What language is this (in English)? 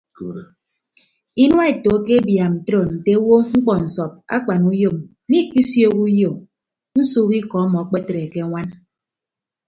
Ibibio